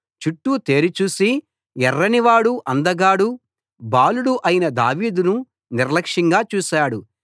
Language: Telugu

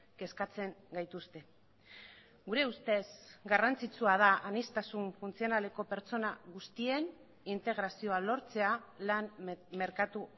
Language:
Basque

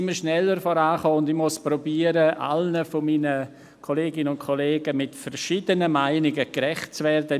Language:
Swiss German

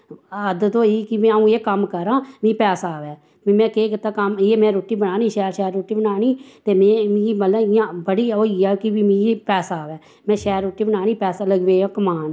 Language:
Dogri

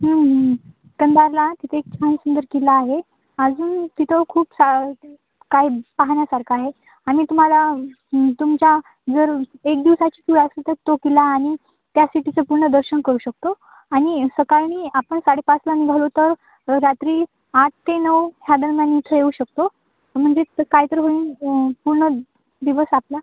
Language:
Marathi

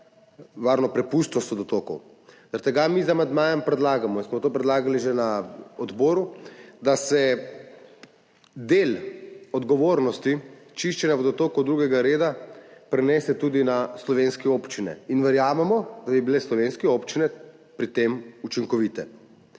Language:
Slovenian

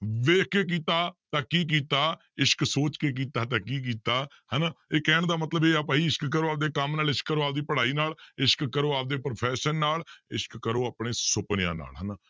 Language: Punjabi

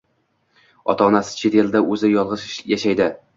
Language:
Uzbek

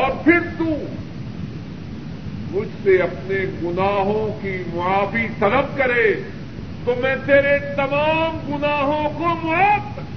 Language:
Urdu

